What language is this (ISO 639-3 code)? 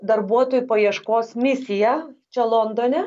lit